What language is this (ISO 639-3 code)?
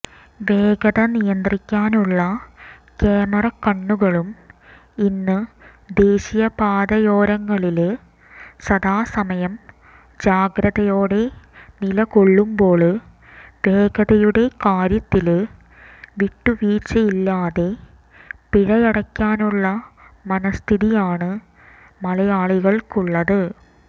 mal